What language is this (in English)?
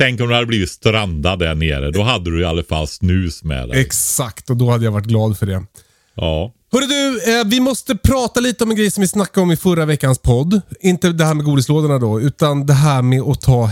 Swedish